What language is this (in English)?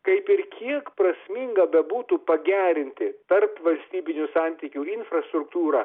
Lithuanian